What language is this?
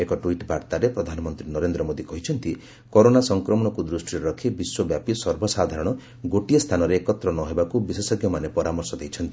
Odia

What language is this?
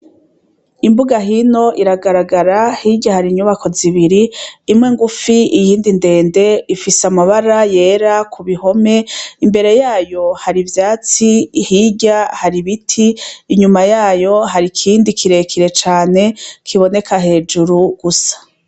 Rundi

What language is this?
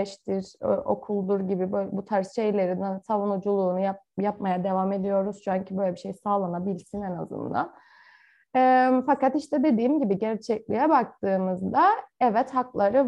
Turkish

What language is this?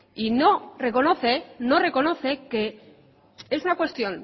Spanish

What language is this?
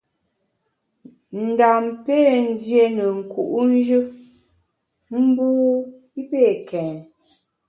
Bamun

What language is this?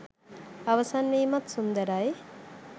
Sinhala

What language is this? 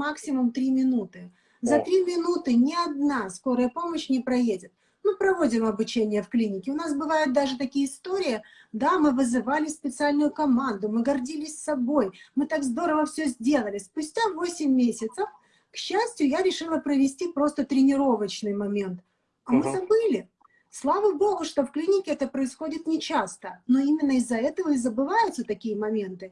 Russian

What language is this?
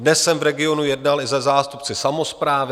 Czech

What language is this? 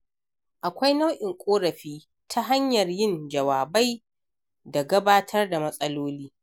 Hausa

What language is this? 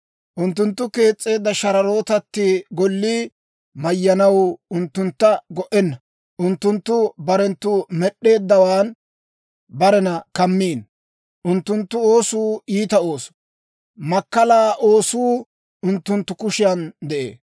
Dawro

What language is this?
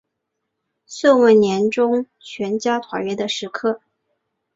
Chinese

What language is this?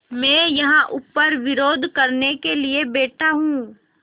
Hindi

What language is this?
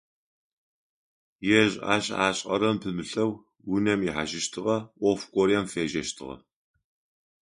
Adyghe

